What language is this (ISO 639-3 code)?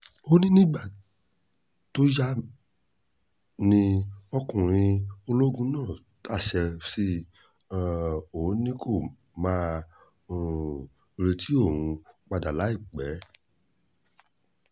yor